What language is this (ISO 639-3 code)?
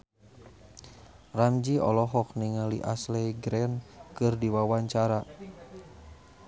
sun